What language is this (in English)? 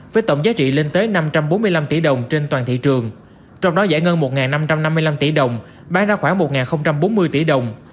Vietnamese